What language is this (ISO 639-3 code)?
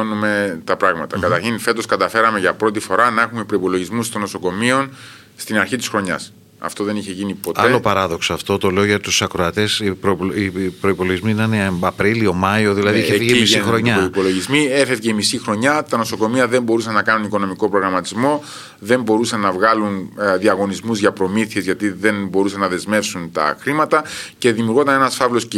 ell